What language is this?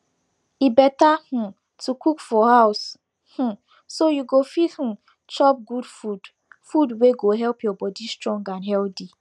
Nigerian Pidgin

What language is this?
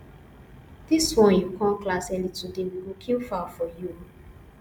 Nigerian Pidgin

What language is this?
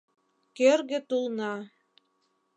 Mari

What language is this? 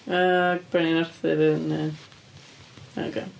Welsh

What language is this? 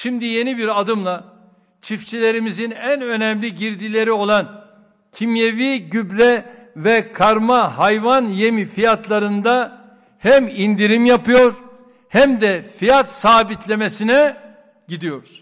Turkish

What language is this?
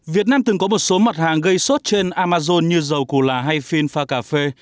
Vietnamese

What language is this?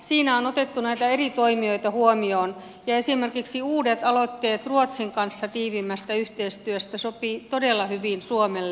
Finnish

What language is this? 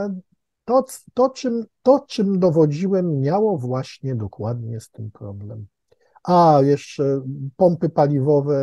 Polish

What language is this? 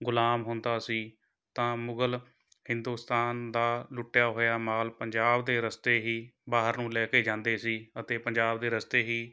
Punjabi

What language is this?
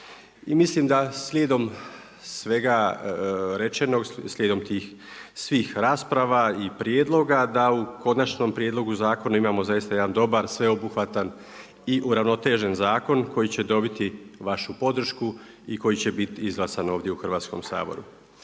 Croatian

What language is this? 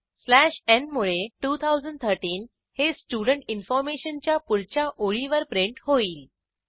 Marathi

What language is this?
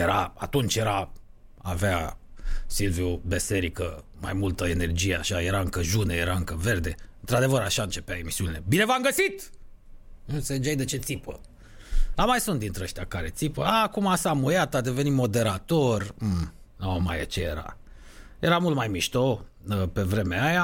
Romanian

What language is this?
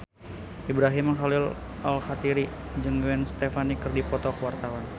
Sundanese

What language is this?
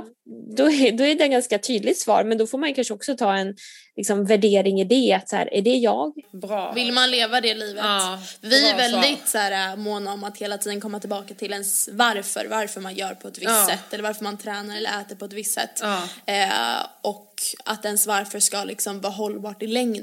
Swedish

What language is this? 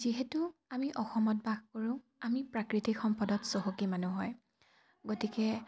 Assamese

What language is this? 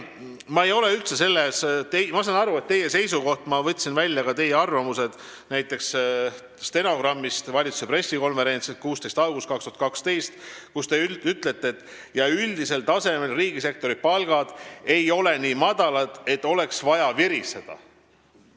Estonian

